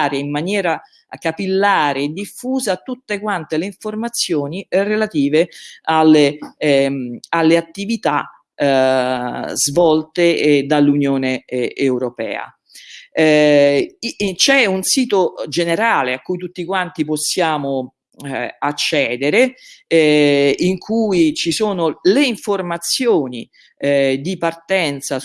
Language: Italian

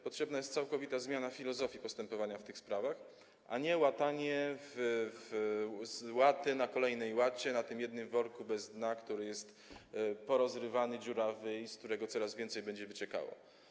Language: Polish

